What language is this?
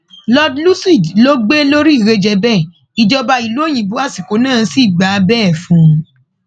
Yoruba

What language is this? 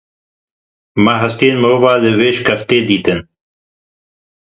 Kurdish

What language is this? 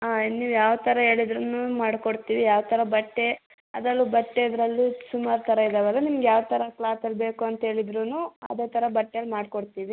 Kannada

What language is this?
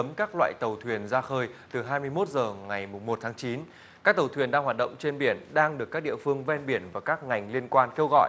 Vietnamese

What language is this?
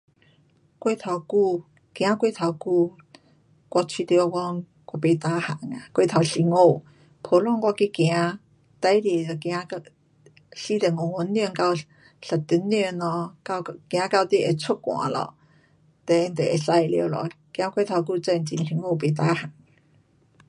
Pu-Xian Chinese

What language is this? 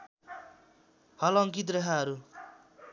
Nepali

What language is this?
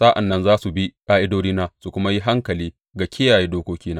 Hausa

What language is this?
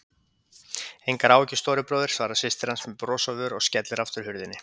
Icelandic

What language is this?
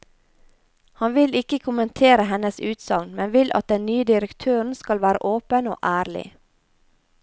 Norwegian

